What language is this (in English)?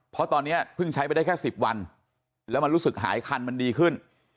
Thai